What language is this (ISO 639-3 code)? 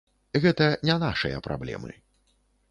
bel